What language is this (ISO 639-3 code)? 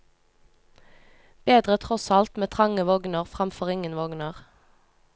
nor